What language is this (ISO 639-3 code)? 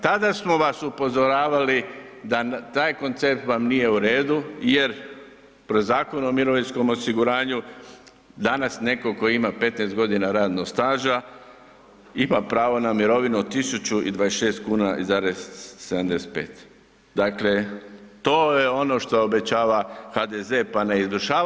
hrv